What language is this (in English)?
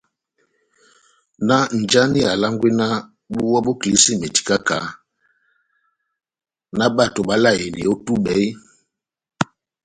Batanga